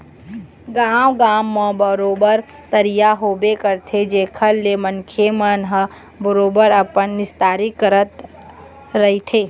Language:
Chhattisgarhi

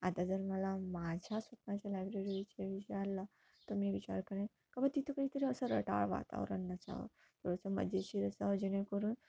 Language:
Marathi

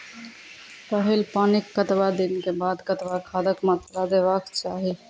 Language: Maithili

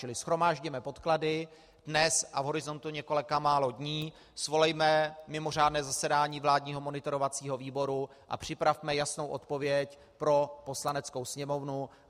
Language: Czech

